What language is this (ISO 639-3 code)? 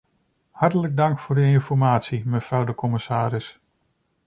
nld